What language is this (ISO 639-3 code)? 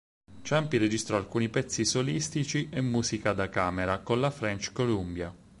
ita